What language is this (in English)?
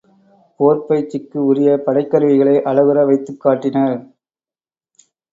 Tamil